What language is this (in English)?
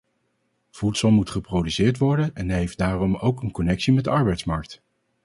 Dutch